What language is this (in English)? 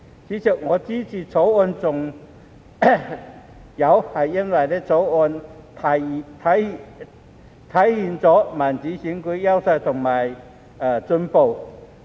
Cantonese